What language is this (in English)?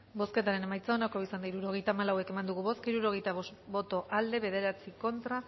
Basque